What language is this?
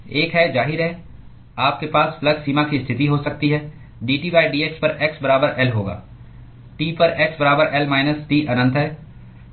Hindi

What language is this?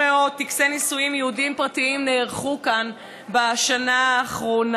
Hebrew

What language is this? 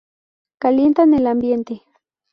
Spanish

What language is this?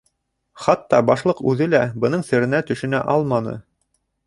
Bashkir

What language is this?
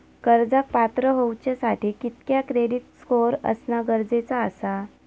Marathi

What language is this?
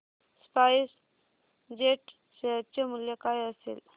Marathi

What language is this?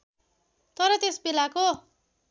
Nepali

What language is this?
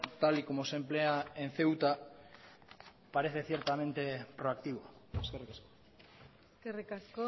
Spanish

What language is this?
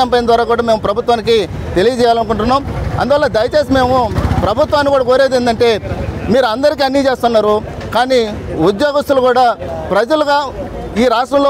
Hindi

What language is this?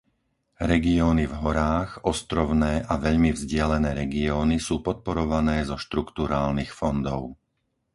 Slovak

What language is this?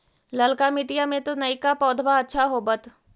Magahi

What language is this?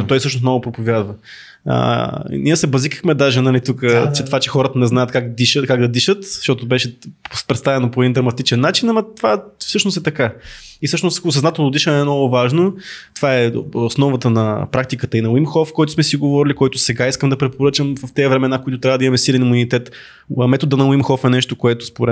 Bulgarian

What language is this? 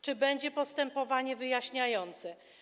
Polish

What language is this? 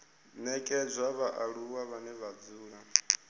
Venda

